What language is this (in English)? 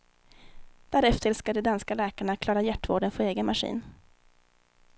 Swedish